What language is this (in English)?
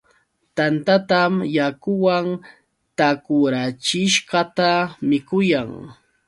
Yauyos Quechua